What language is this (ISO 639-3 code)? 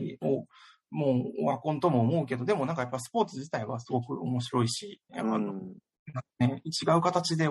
jpn